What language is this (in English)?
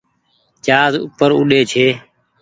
Goaria